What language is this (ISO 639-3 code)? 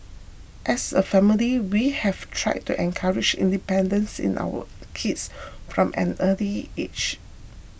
eng